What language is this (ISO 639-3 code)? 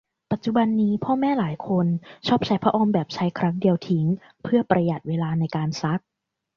tha